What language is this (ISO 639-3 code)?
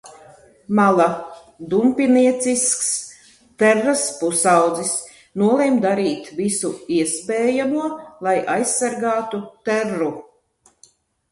lav